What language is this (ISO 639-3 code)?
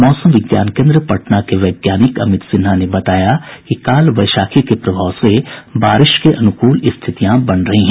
hin